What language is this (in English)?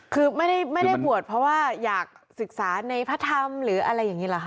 Thai